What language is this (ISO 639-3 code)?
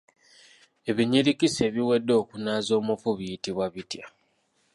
lug